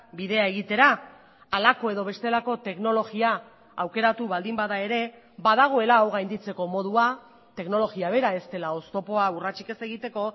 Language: Basque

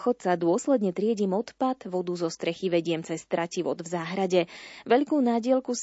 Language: Slovak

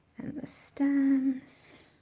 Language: English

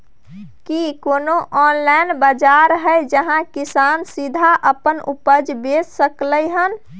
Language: Maithili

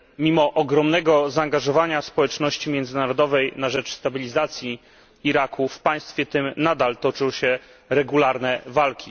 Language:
Polish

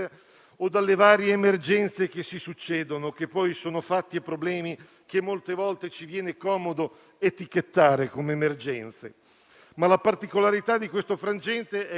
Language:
Italian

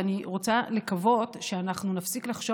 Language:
Hebrew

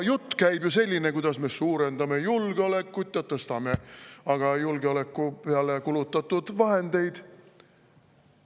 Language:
Estonian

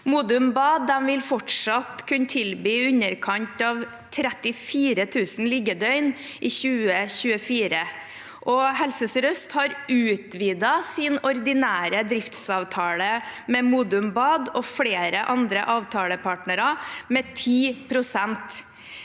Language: Norwegian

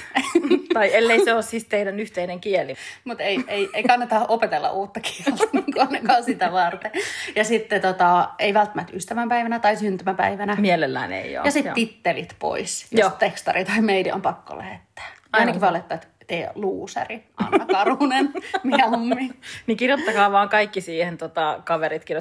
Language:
Finnish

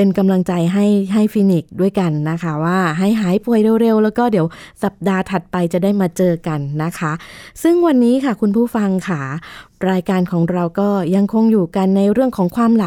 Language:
Thai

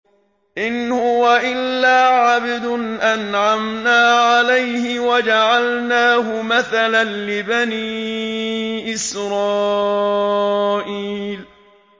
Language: Arabic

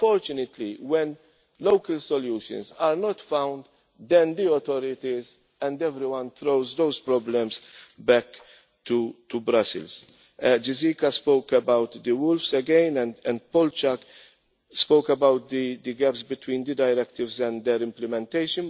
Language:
English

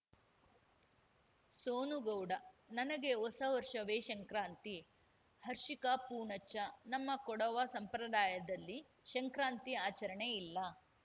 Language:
Kannada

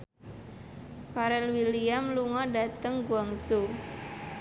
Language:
Javanese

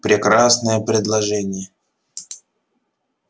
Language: Russian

